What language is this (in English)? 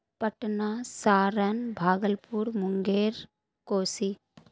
Urdu